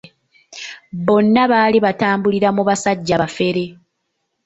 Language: Ganda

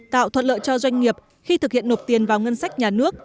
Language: Vietnamese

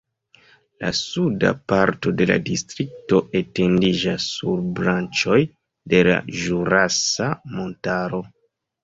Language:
Esperanto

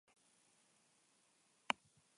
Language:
Basque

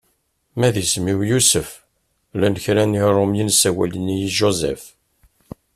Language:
Kabyle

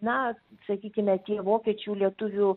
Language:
Lithuanian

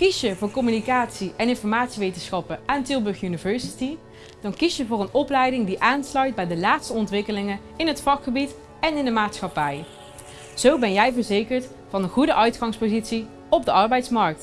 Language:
Dutch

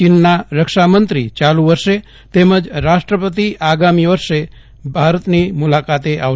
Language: Gujarati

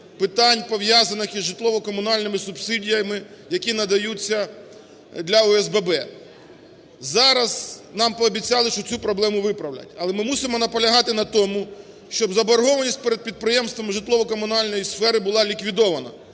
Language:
Ukrainian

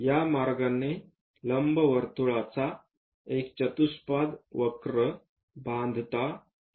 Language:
Marathi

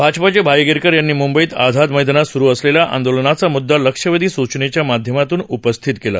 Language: Marathi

